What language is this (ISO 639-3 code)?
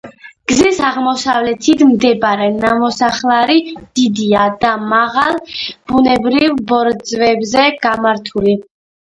kat